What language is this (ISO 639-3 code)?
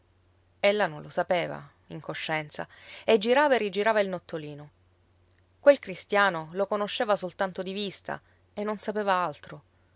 ita